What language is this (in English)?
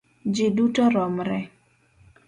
Luo (Kenya and Tanzania)